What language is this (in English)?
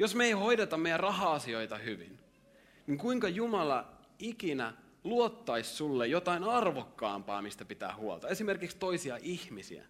Finnish